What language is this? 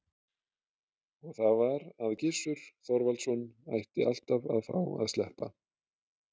Icelandic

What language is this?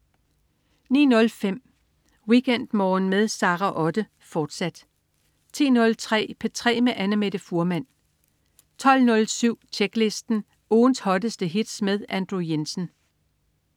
Danish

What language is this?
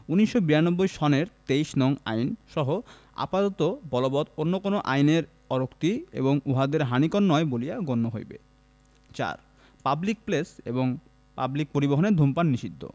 Bangla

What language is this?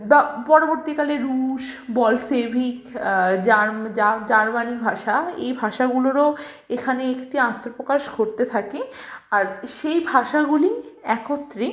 Bangla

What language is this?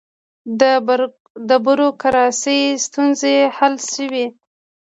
Pashto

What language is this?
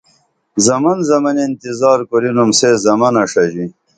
Dameli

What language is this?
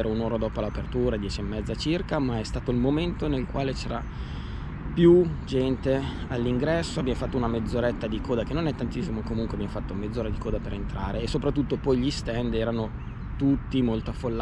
Italian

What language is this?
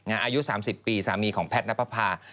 Thai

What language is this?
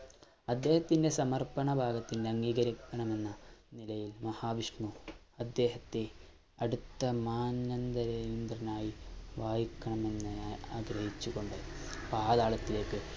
Malayalam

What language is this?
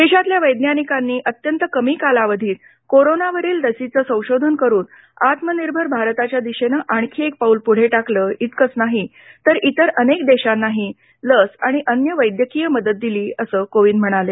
Marathi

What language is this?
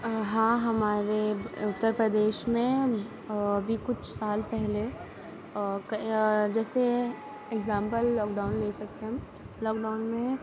Urdu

